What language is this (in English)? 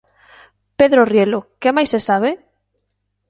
Galician